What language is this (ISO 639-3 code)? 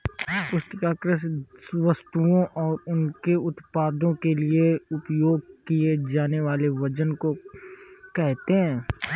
hin